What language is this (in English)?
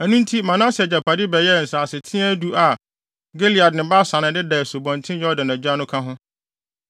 Akan